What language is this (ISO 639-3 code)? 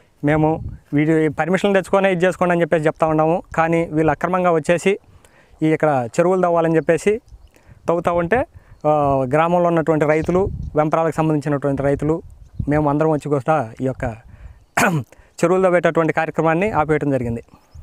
ind